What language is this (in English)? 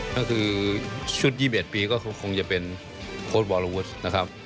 Thai